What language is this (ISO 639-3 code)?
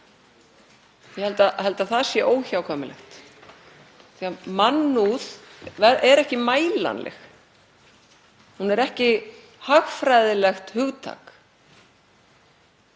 isl